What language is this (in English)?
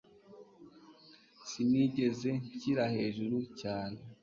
Kinyarwanda